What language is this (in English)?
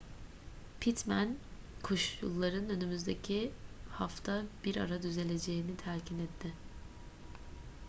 Turkish